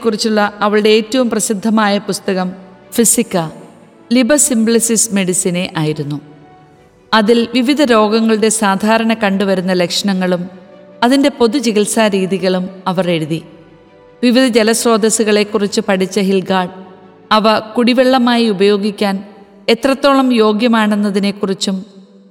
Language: Malayalam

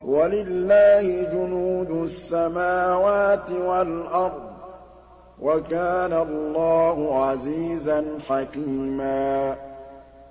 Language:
Arabic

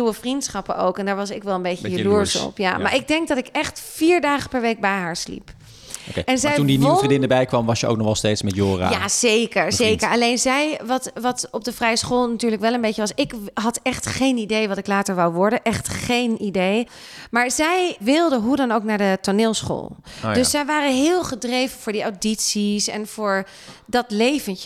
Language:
Dutch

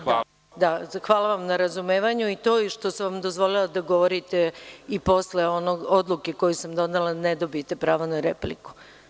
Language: Serbian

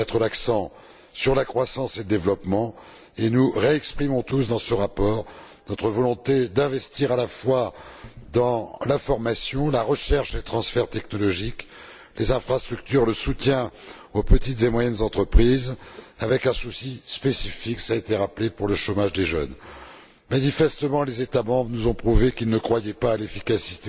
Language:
French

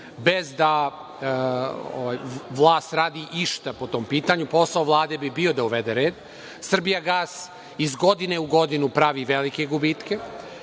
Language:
Serbian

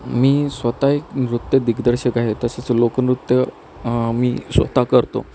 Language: Marathi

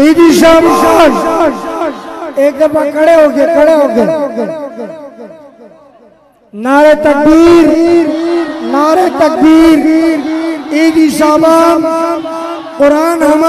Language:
Arabic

